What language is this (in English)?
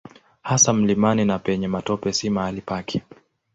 Swahili